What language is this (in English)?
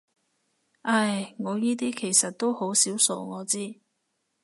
Cantonese